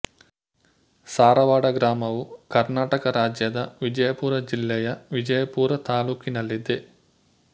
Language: Kannada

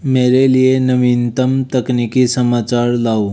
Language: Hindi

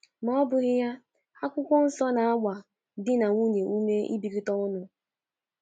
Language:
Igbo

